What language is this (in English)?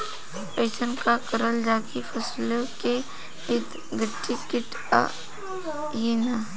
Bhojpuri